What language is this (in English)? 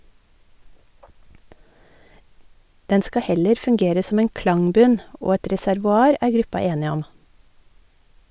Norwegian